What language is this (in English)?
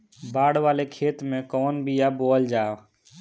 Bhojpuri